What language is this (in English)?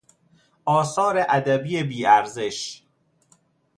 Persian